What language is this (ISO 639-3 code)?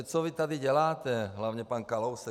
ces